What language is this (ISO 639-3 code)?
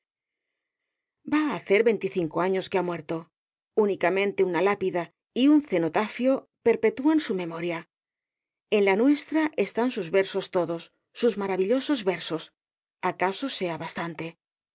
spa